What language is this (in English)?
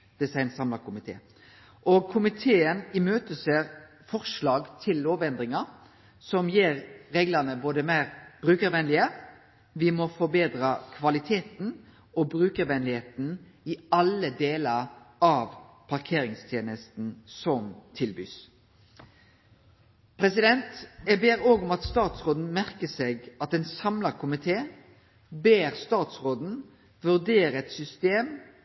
Norwegian Nynorsk